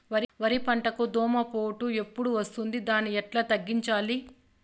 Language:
Telugu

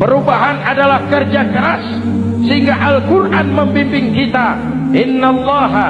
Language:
Indonesian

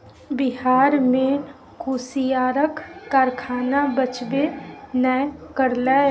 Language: Maithili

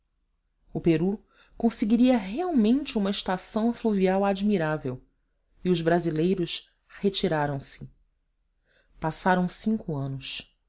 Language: Portuguese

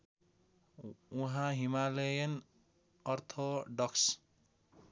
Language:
Nepali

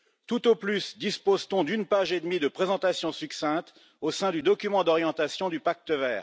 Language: French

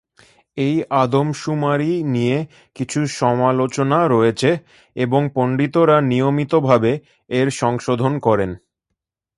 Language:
Bangla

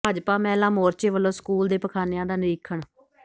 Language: Punjabi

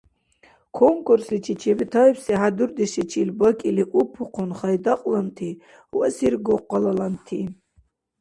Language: Dargwa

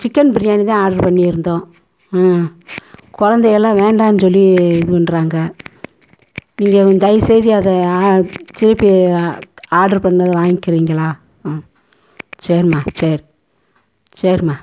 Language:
Tamil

